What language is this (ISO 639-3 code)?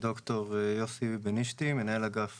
heb